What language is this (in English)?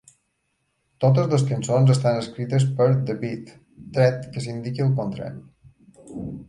Catalan